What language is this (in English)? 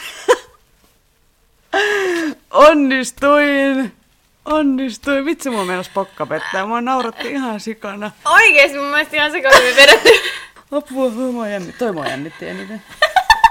Finnish